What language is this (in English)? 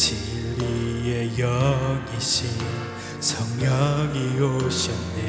Korean